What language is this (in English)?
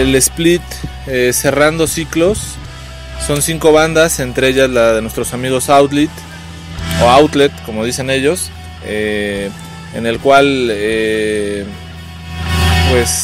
Spanish